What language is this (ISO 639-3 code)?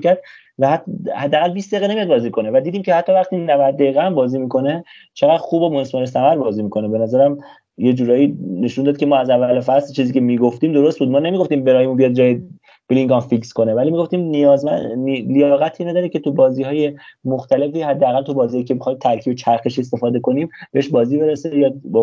fas